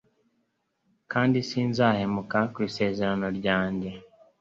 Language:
Kinyarwanda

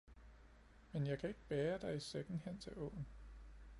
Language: Danish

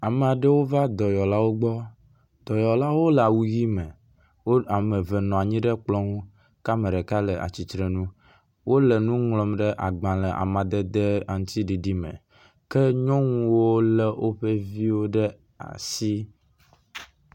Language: Ewe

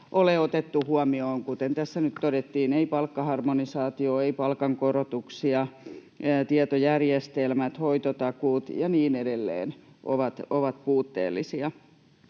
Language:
Finnish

